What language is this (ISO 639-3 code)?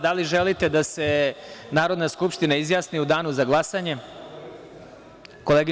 srp